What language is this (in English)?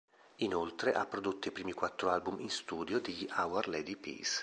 Italian